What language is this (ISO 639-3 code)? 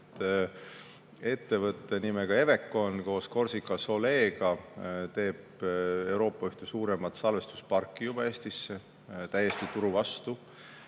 est